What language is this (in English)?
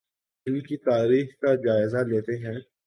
Urdu